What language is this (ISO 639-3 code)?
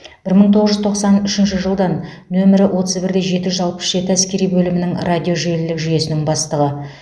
kaz